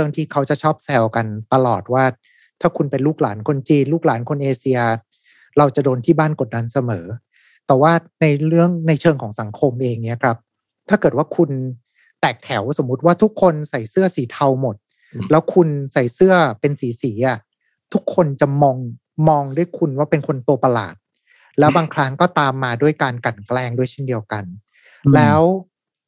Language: Thai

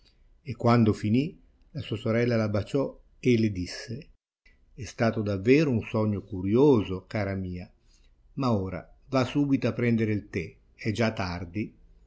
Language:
Italian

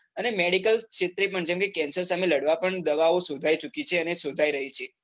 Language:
Gujarati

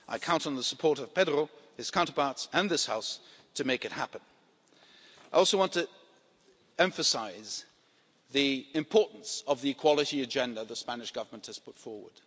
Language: English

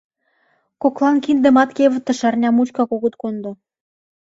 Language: Mari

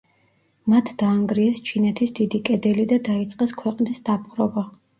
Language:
Georgian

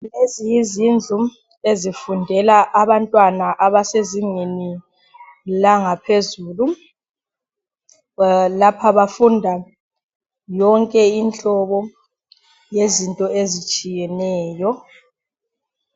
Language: North Ndebele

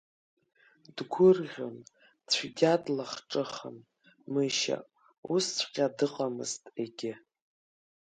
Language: Abkhazian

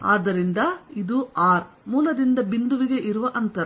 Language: Kannada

